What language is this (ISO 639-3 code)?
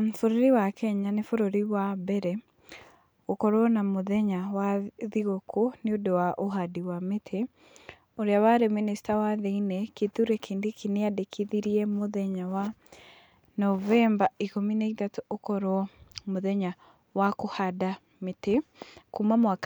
kik